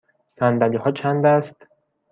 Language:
Persian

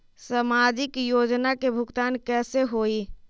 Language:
Magahi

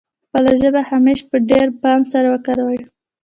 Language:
Pashto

